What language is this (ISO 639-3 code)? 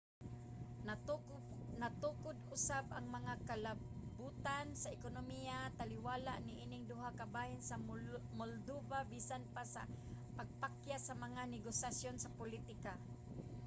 ceb